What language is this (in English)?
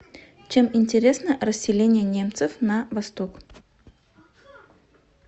Russian